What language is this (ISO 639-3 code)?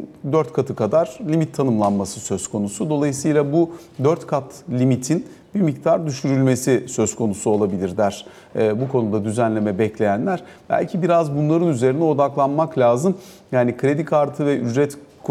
tur